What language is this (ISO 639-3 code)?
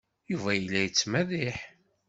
kab